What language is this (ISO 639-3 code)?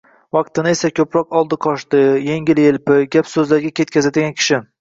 uzb